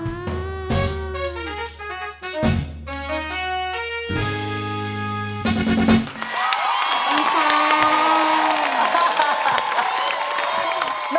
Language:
Thai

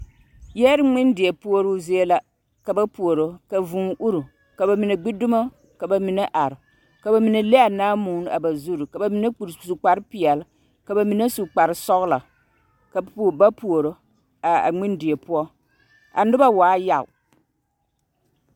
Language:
Southern Dagaare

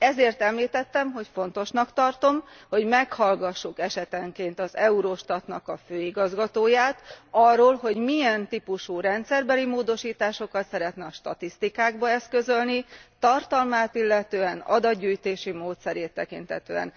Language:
Hungarian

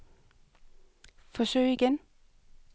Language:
Danish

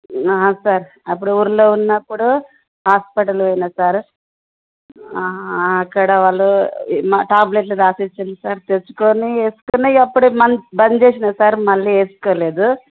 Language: Telugu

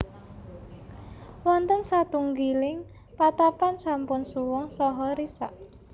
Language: Javanese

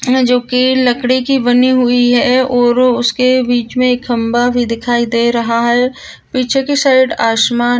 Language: Marwari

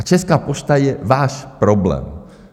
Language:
Czech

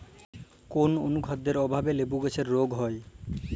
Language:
Bangla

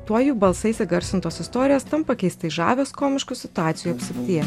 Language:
Lithuanian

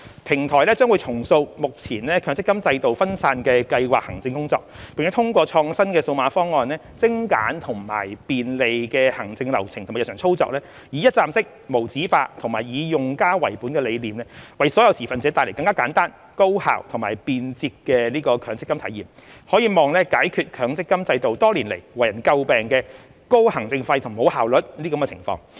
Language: Cantonese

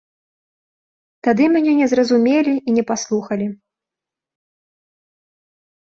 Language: Belarusian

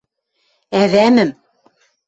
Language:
Western Mari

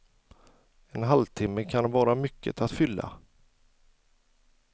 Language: Swedish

